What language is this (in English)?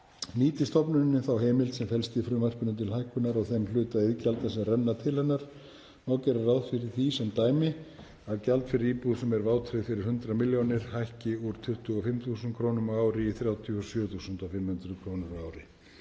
Icelandic